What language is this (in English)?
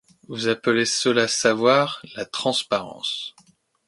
French